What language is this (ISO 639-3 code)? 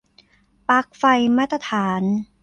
tha